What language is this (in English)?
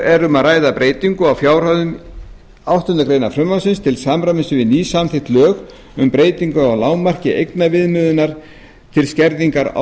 Icelandic